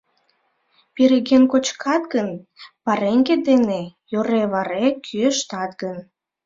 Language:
Mari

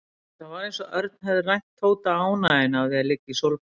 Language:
Icelandic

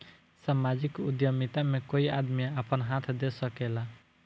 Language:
Bhojpuri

